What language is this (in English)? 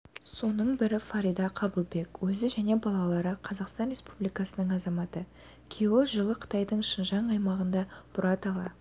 Kazakh